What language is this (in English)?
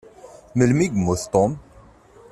Kabyle